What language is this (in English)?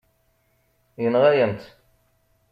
Kabyle